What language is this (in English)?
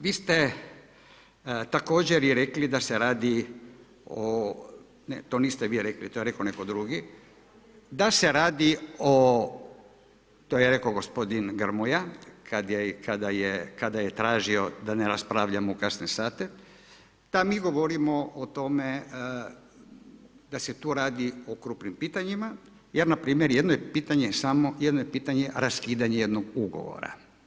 Croatian